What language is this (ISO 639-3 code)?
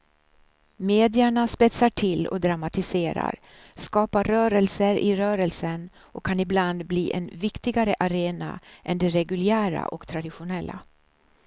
swe